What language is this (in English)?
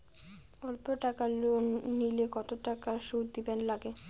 Bangla